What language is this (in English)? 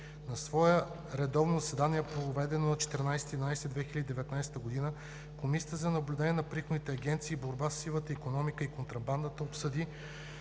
Bulgarian